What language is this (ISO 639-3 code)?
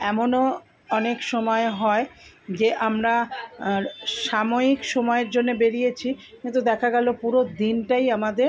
ben